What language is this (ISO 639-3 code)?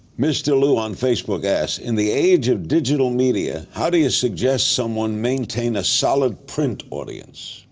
eng